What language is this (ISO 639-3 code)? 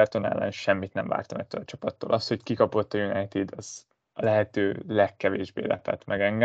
hun